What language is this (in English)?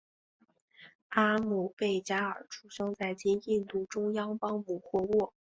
Chinese